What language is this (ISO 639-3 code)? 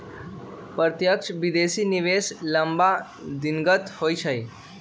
mag